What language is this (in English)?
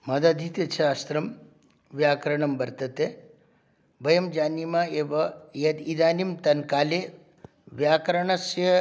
Sanskrit